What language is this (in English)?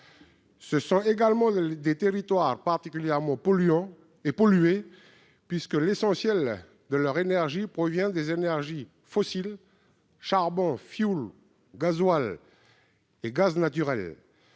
French